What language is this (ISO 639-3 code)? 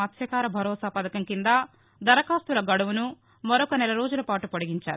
tel